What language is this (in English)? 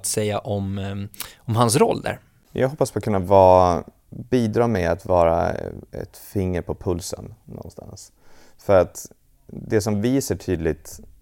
Swedish